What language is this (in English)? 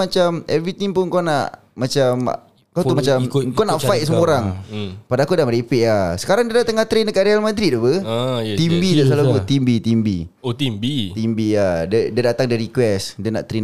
Malay